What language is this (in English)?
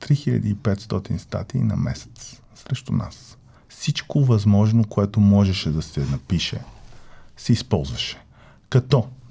Bulgarian